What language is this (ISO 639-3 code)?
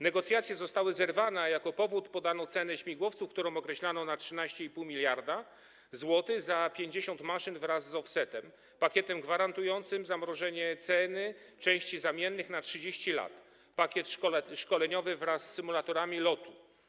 pol